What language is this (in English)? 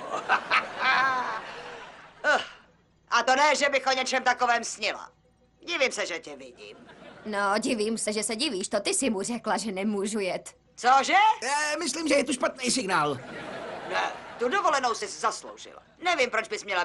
Czech